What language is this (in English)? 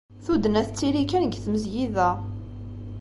Kabyle